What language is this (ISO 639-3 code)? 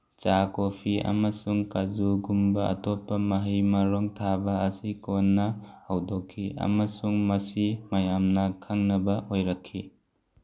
mni